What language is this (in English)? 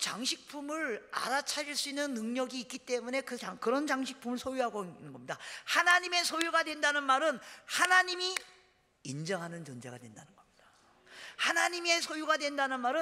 Korean